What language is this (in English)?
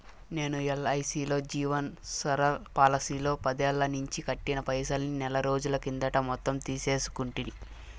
Telugu